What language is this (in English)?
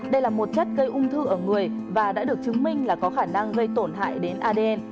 Vietnamese